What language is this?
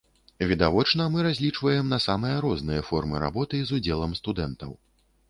Belarusian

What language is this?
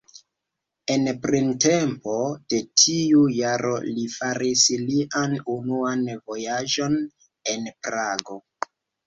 Esperanto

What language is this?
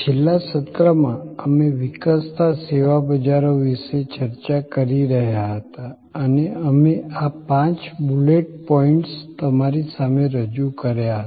Gujarati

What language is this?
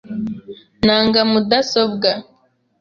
Kinyarwanda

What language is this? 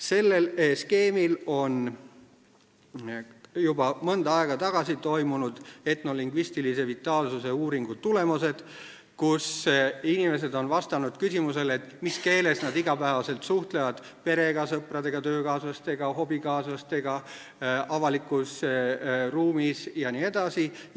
Estonian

